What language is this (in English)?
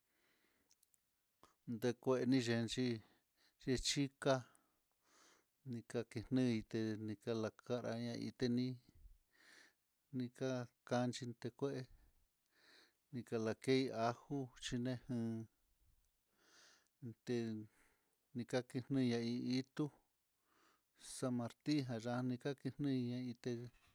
Mitlatongo Mixtec